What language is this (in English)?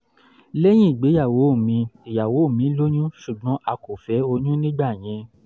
Yoruba